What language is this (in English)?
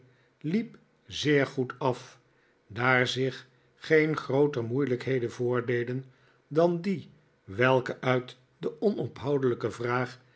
Dutch